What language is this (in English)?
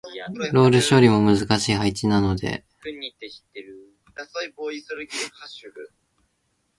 Japanese